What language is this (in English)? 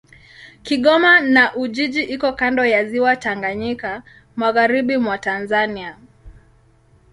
Swahili